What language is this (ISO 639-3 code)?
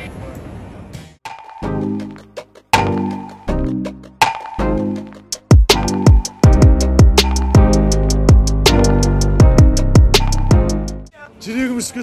rus